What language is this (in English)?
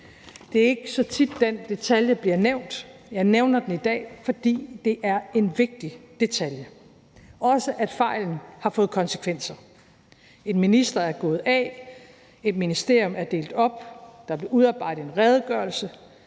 Danish